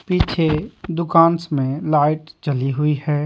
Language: Hindi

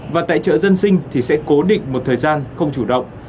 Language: Vietnamese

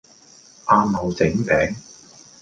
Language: Cantonese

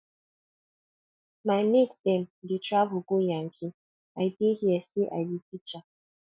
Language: Nigerian Pidgin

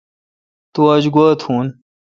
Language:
Kalkoti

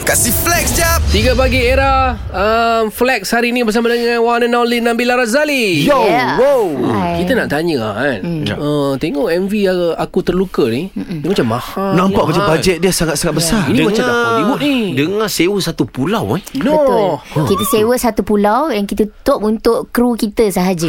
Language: Malay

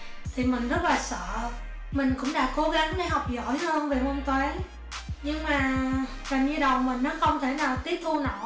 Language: Vietnamese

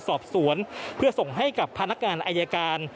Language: Thai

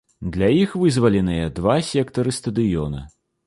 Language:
Belarusian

